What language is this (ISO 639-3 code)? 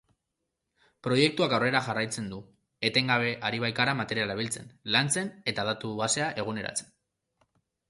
eus